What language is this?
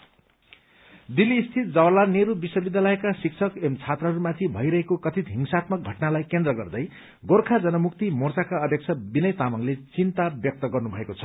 Nepali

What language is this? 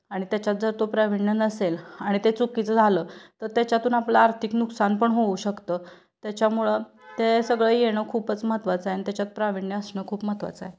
Marathi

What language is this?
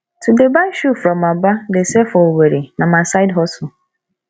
Nigerian Pidgin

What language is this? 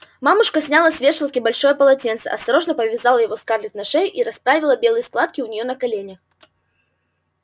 Russian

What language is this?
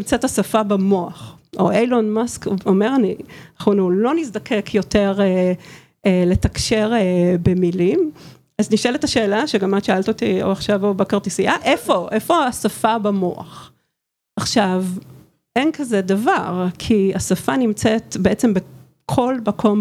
Hebrew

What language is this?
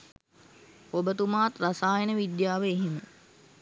Sinhala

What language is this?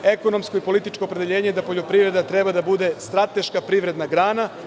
Serbian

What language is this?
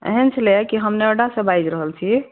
Maithili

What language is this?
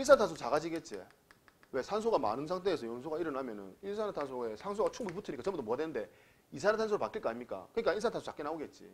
Korean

